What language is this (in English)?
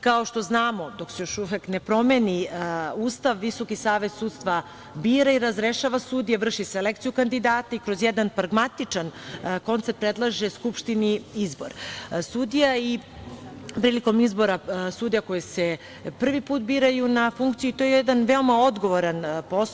Serbian